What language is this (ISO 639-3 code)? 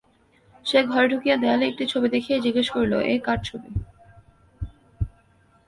ben